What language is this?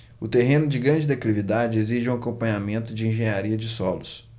Portuguese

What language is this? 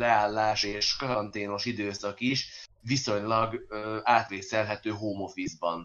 Hungarian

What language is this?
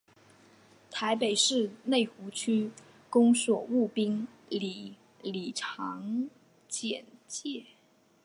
Chinese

